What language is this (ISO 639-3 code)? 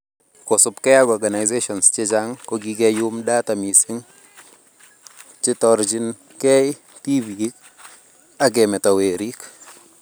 kln